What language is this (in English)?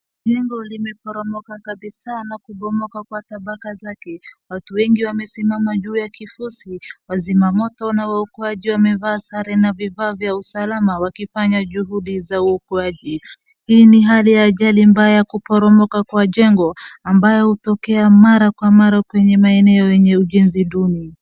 Swahili